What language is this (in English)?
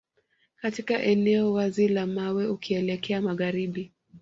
Swahili